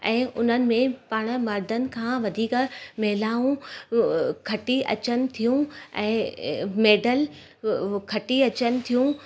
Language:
Sindhi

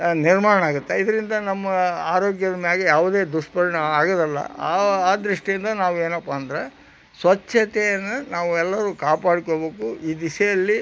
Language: Kannada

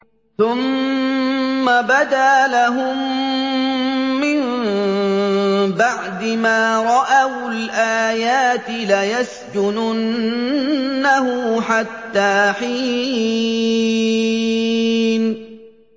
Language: Arabic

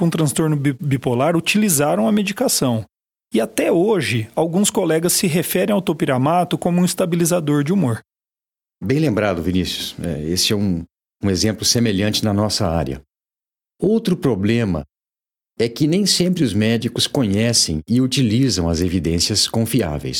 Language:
Portuguese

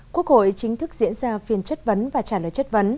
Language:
Vietnamese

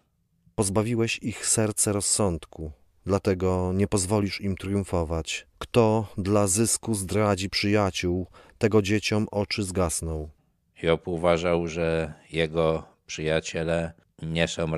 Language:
Polish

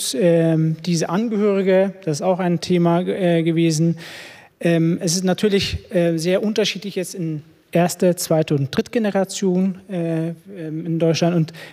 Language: German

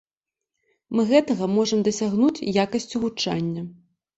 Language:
Belarusian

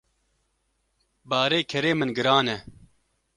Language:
Kurdish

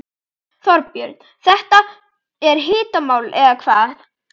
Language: Icelandic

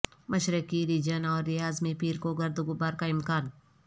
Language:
Urdu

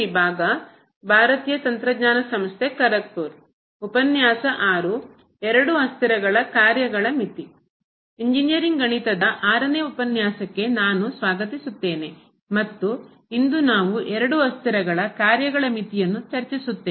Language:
Kannada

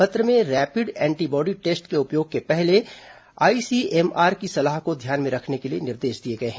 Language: Hindi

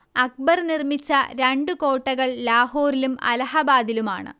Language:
Malayalam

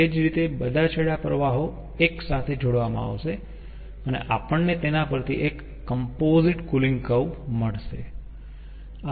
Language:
Gujarati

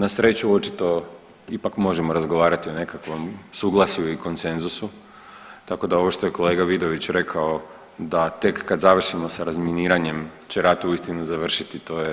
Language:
Croatian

